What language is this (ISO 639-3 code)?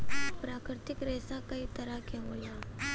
bho